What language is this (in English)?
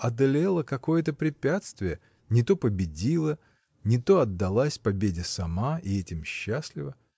Russian